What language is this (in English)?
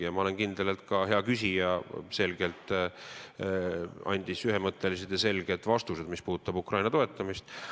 Estonian